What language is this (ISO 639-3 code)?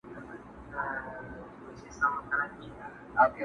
pus